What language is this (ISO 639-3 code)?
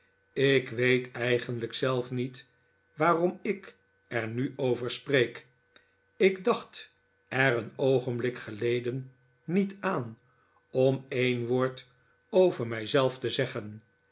nld